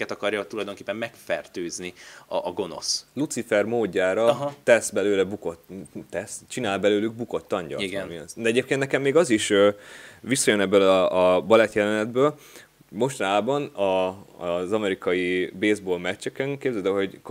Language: Hungarian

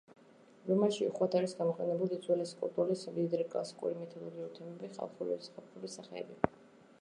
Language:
Georgian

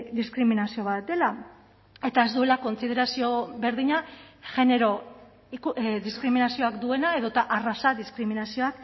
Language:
Basque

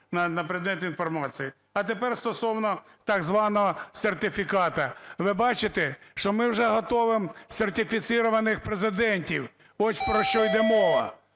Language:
Ukrainian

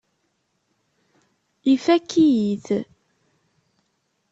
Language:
Kabyle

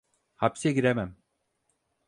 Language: Turkish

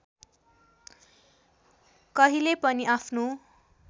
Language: Nepali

